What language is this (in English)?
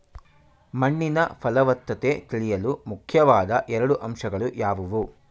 Kannada